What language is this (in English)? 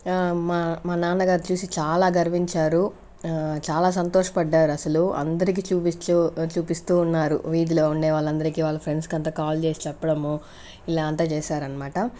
Telugu